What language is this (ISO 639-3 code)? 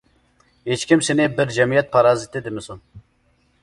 uig